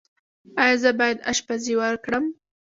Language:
Pashto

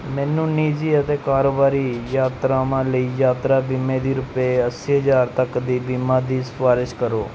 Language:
Punjabi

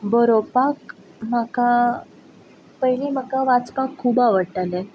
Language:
Konkani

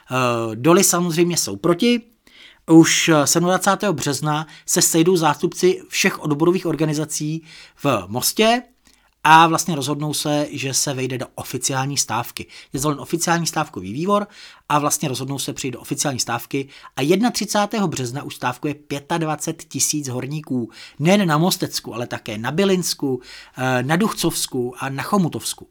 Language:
Czech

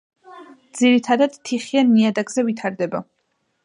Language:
Georgian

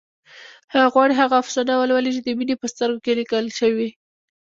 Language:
Pashto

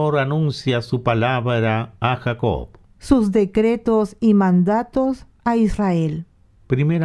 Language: Spanish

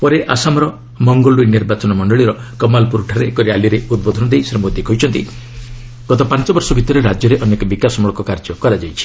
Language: Odia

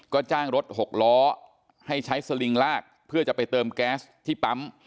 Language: Thai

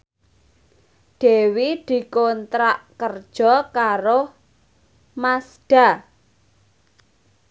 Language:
Javanese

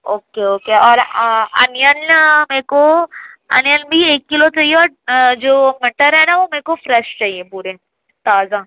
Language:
Urdu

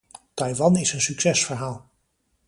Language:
Dutch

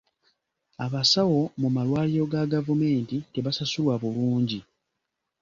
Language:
Ganda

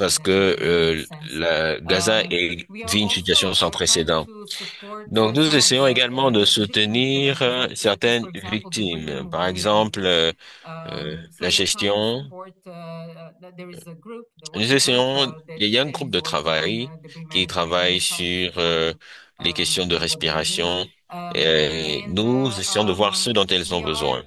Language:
French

